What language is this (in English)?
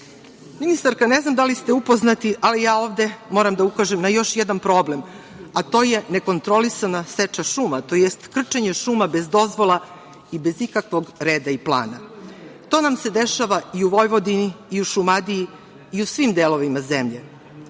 Serbian